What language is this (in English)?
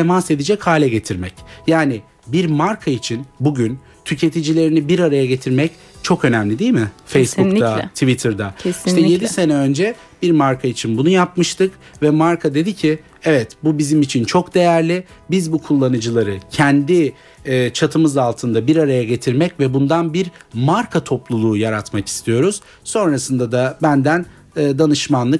Turkish